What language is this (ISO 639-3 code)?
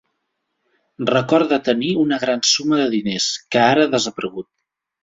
cat